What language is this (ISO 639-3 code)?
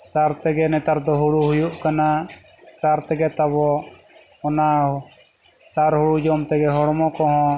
sat